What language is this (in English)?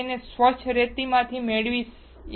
Gujarati